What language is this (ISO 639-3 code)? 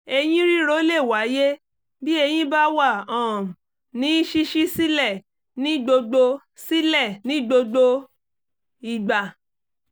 yor